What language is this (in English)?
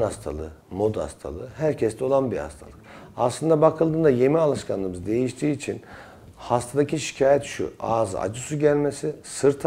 Turkish